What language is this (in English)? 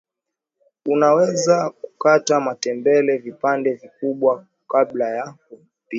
Swahili